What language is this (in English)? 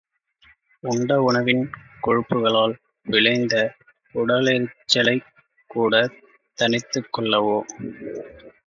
Tamil